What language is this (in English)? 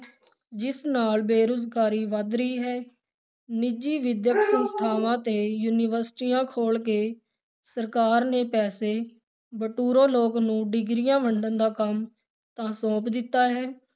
Punjabi